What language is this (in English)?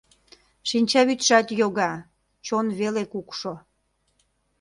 Mari